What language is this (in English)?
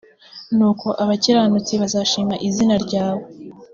Kinyarwanda